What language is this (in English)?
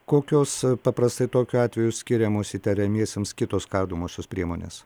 Lithuanian